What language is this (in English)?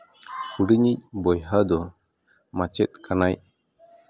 Santali